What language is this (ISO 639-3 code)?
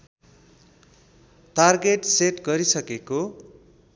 nep